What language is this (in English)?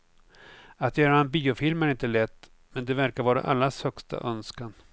Swedish